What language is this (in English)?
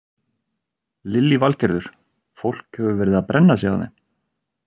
Icelandic